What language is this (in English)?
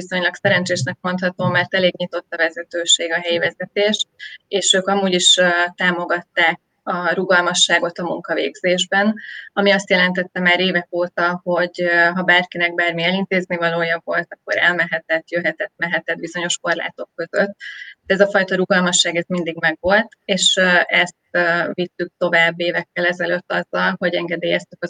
Hungarian